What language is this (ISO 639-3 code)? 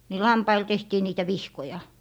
fin